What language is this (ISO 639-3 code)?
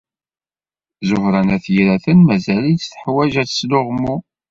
kab